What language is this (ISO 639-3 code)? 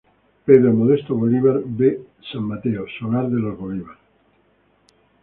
spa